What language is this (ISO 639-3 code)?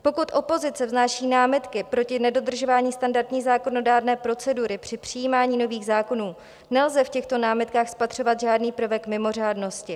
ces